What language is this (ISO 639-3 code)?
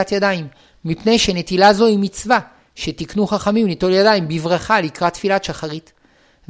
heb